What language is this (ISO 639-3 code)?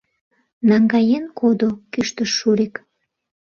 chm